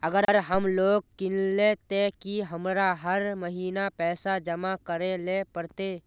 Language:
Magahi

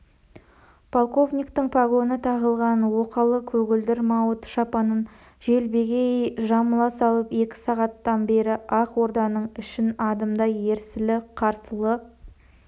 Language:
Kazakh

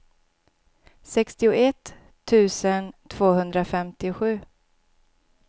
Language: Swedish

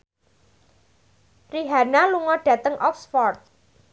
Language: Javanese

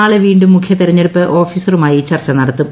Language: Malayalam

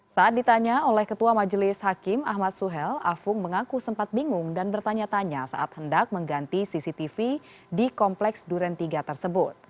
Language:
Indonesian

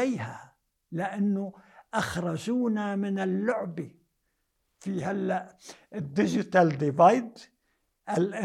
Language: Arabic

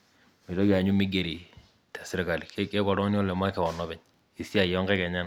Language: Masai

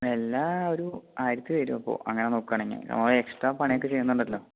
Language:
Malayalam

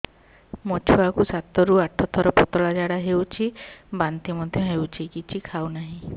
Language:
Odia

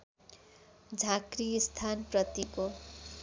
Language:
Nepali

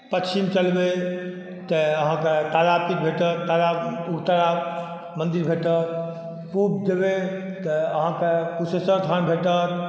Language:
Maithili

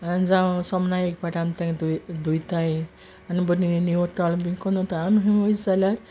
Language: Konkani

